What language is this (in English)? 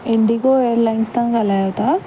Sindhi